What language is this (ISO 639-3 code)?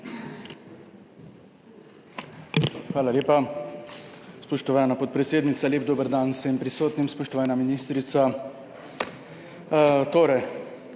slv